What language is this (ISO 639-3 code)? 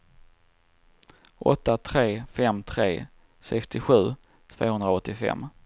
swe